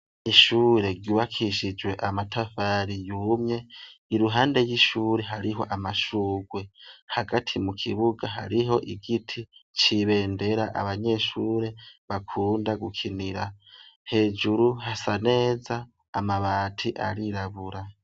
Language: Rundi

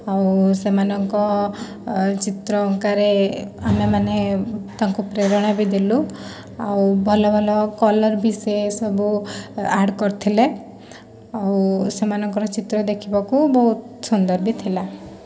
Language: Odia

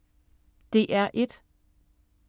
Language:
Danish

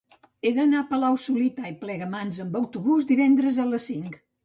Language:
Catalan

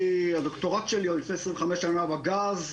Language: Hebrew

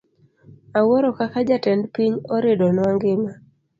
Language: Luo (Kenya and Tanzania)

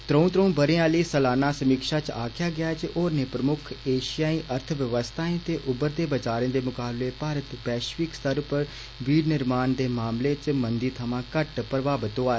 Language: Dogri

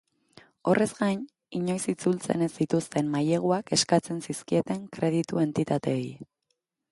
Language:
Basque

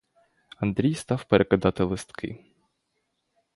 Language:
Ukrainian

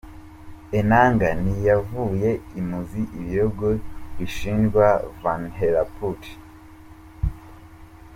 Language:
Kinyarwanda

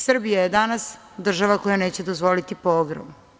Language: Serbian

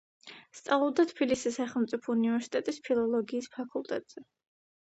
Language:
Georgian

